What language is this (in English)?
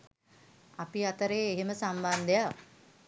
Sinhala